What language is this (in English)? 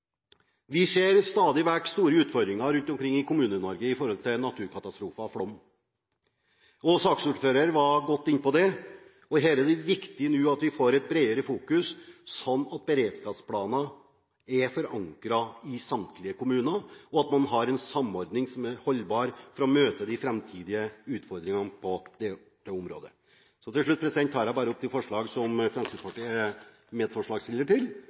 Norwegian Bokmål